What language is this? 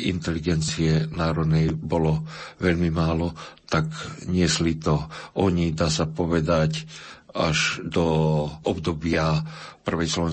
Slovak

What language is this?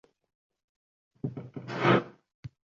Uzbek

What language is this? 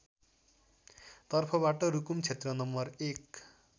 Nepali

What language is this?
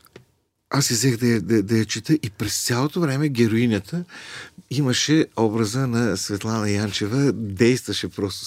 Bulgarian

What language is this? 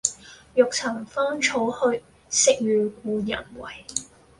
Cantonese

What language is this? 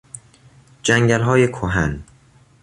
Persian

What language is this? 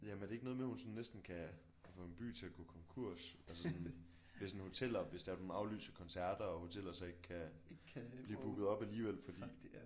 Danish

